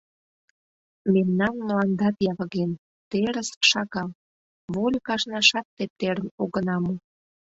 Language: Mari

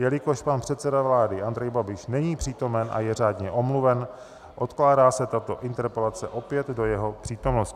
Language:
Czech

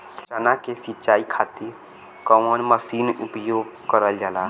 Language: Bhojpuri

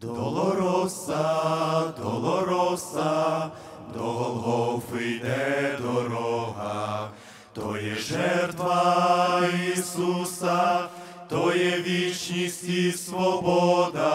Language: Ukrainian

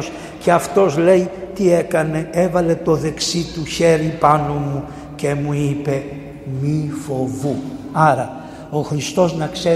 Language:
Greek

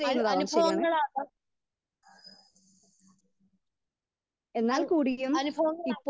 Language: Malayalam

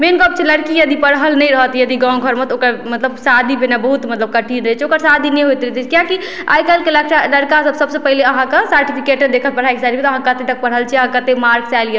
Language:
Maithili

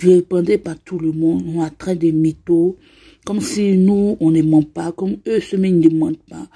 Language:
French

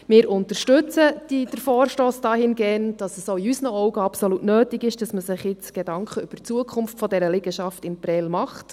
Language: Swiss German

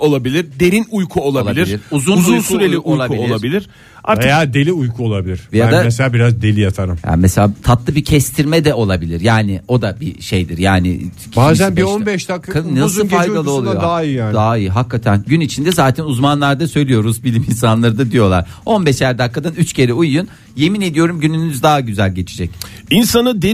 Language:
Turkish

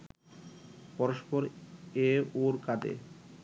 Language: Bangla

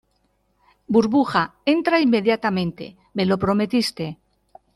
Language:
Spanish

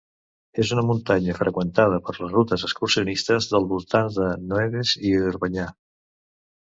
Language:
Catalan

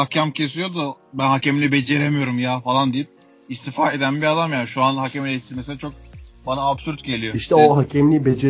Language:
Turkish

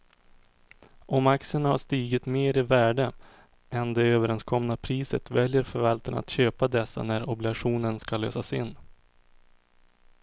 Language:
Swedish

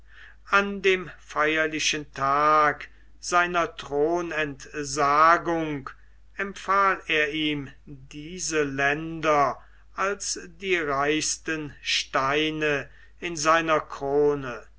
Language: German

